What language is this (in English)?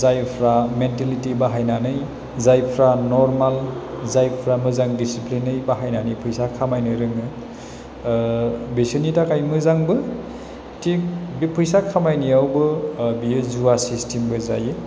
Bodo